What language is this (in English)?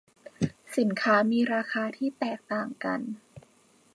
Thai